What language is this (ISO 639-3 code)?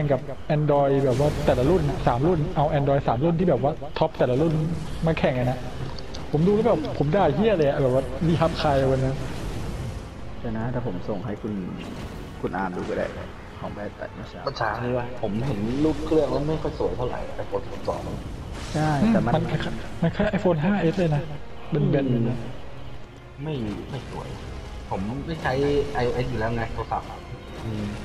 tha